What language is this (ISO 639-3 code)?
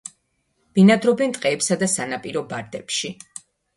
kat